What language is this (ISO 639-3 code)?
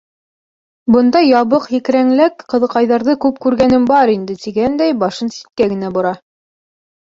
bak